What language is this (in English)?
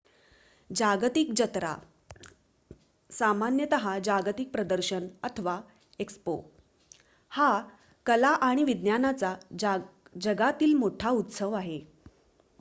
Marathi